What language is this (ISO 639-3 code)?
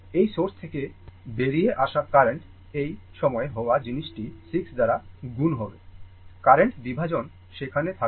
ben